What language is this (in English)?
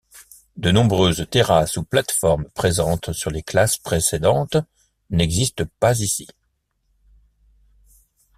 French